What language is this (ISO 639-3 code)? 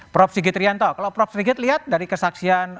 ind